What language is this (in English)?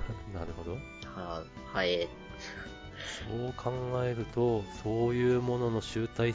Japanese